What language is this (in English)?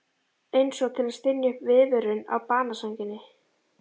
Icelandic